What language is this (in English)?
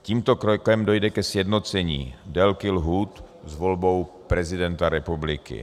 Czech